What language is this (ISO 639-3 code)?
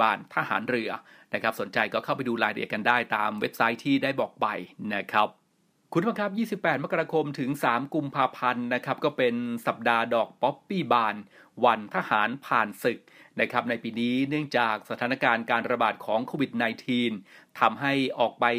tha